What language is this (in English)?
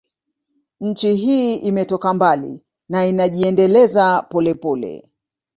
Swahili